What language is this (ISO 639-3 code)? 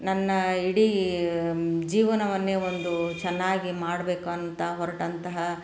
kan